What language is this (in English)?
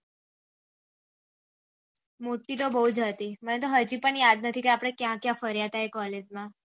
Gujarati